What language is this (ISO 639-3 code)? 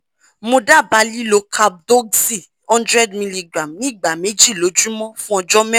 yor